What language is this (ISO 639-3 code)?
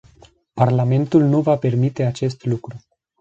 ron